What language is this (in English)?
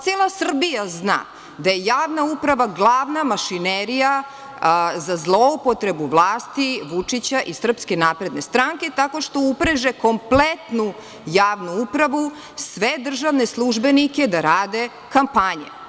Serbian